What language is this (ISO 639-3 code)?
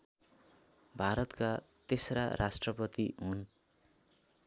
nep